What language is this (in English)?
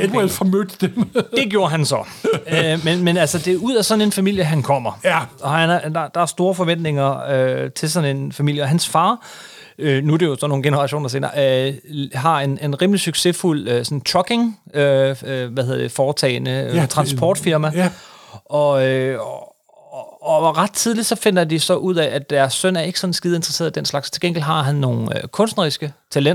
Danish